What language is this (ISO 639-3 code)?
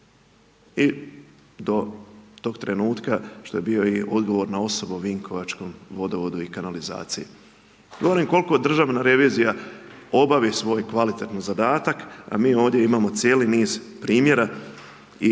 hrv